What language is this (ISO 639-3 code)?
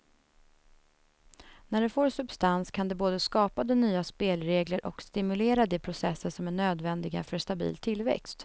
swe